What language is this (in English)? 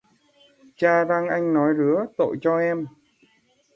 Vietnamese